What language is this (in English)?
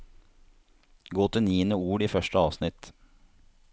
Norwegian